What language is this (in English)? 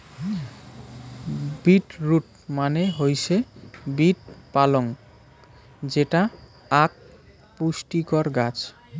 Bangla